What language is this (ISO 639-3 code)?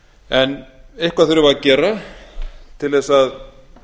isl